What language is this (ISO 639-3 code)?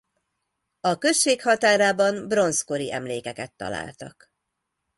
hun